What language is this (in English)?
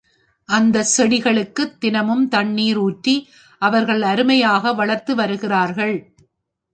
Tamil